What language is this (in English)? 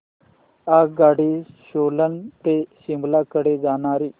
Marathi